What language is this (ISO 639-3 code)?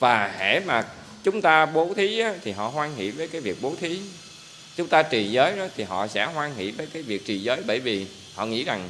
vie